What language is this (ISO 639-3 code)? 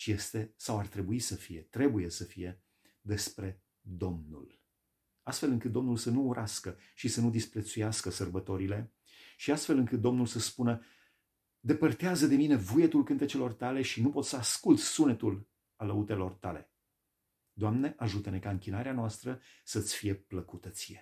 ron